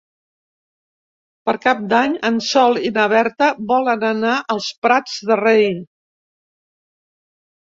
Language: Catalan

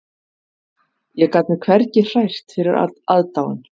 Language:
Icelandic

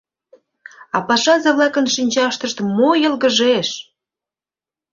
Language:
Mari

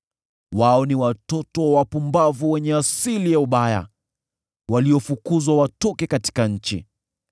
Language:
Swahili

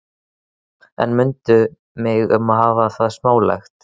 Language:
Icelandic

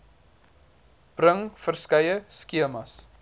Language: Afrikaans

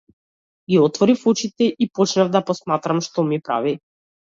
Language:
Macedonian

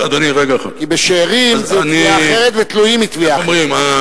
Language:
Hebrew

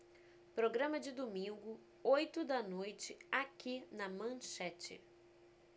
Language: Portuguese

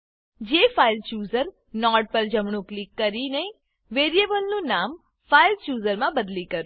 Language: Gujarati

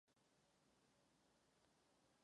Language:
Czech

